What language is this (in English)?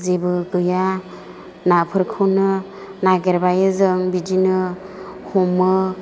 Bodo